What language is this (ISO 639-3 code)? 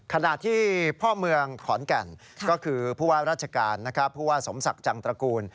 tha